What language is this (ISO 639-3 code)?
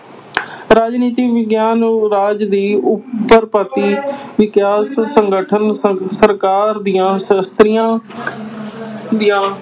pan